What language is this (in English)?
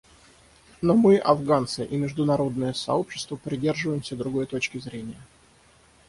Russian